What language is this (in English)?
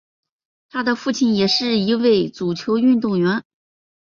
Chinese